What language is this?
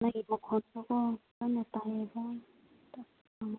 Manipuri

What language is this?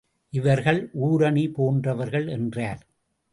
Tamil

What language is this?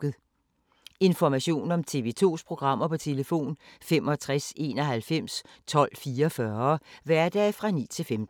Danish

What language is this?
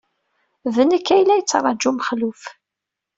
Kabyle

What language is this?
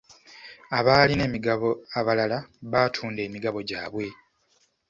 Ganda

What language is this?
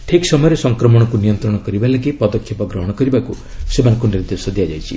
Odia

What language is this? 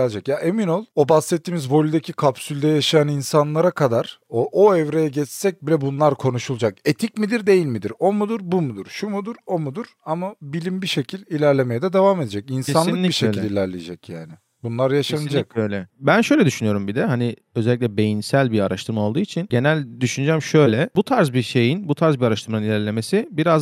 Turkish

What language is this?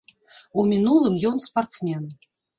Belarusian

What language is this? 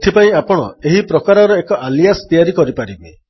Odia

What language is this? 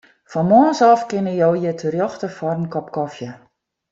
Western Frisian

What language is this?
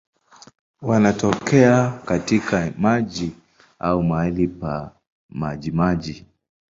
Swahili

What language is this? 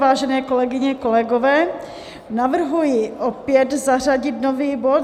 Czech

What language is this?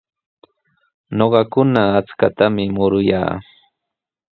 Sihuas Ancash Quechua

